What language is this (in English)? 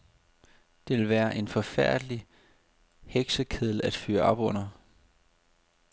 Danish